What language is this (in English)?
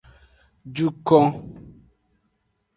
Aja (Benin)